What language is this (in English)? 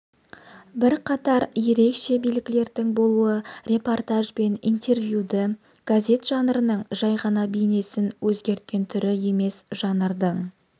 Kazakh